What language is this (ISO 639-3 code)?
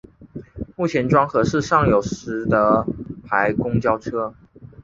zho